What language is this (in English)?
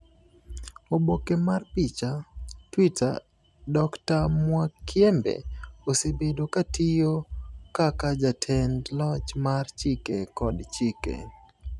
Luo (Kenya and Tanzania)